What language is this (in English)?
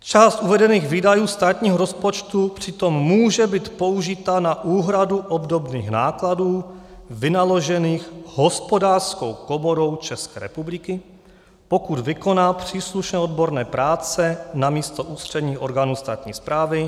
Czech